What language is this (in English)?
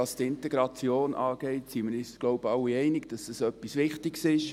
Swiss German